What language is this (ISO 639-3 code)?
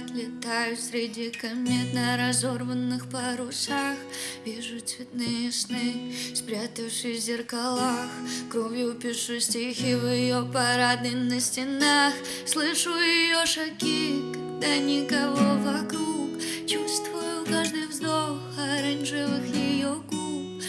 rus